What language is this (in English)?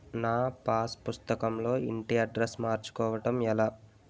Telugu